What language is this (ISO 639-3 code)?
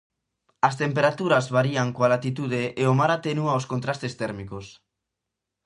glg